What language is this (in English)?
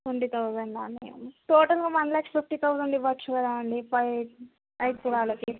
Telugu